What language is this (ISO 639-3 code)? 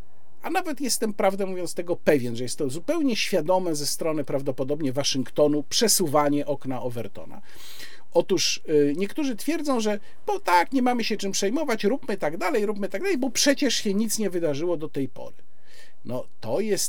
pol